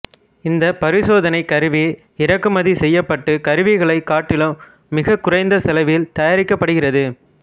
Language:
Tamil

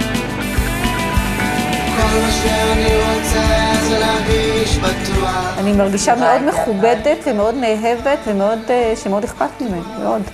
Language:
Hebrew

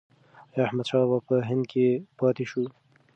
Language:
Pashto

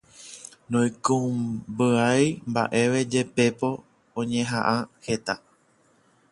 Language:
Guarani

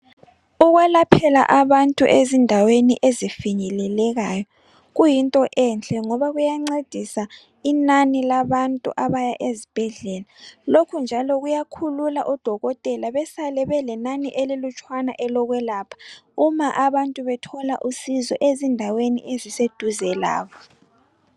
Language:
North Ndebele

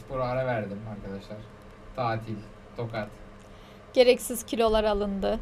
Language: Turkish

